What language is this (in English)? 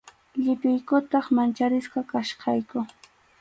Arequipa-La Unión Quechua